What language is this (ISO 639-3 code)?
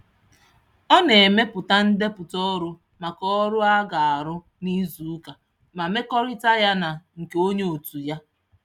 ibo